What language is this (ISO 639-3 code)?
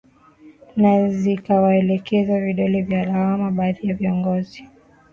swa